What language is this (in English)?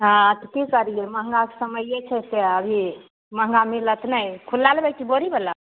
Maithili